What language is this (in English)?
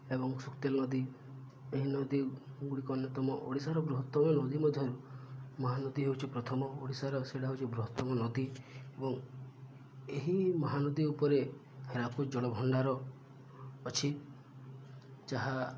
Odia